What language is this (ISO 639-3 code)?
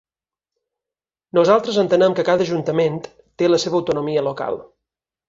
cat